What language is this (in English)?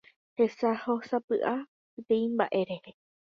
Guarani